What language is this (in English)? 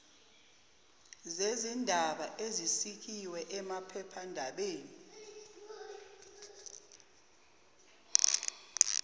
Zulu